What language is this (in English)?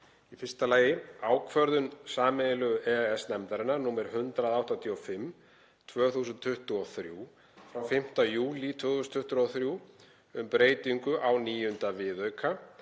Icelandic